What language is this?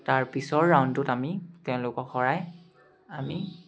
Assamese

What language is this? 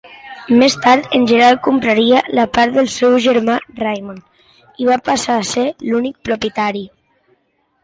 Catalan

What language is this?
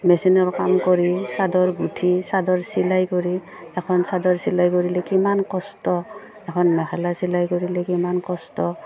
Assamese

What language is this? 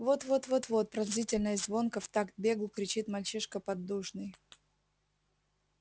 Russian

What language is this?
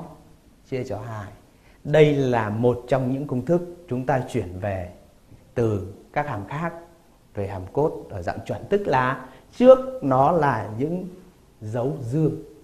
Vietnamese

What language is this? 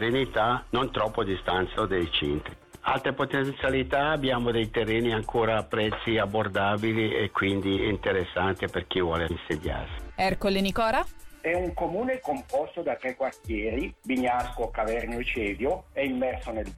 Italian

